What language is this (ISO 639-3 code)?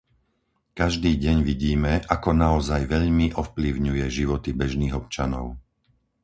slk